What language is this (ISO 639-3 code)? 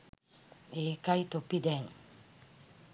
sin